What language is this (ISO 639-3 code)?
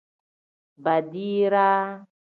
kdh